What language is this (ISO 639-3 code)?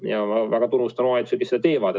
est